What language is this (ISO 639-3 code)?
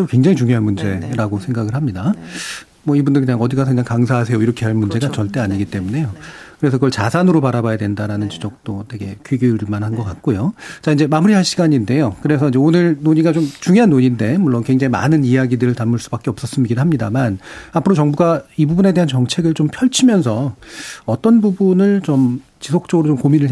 kor